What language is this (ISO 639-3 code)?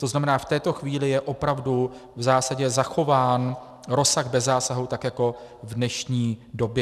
ces